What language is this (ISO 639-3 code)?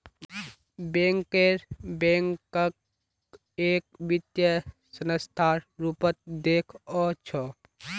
mag